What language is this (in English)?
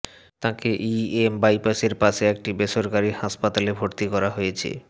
Bangla